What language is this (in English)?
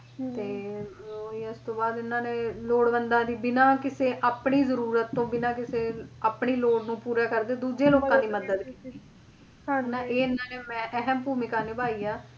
Punjabi